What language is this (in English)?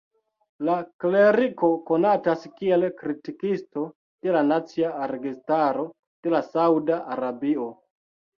Esperanto